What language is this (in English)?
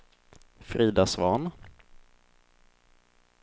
Swedish